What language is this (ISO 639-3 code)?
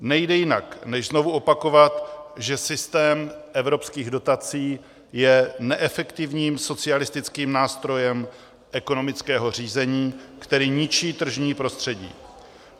ces